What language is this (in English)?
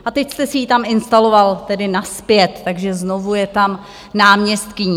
Czech